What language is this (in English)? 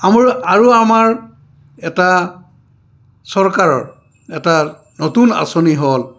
Assamese